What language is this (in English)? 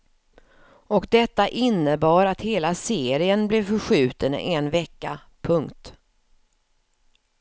Swedish